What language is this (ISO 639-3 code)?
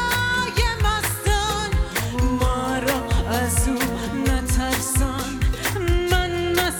fas